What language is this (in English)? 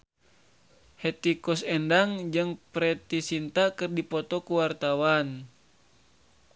Sundanese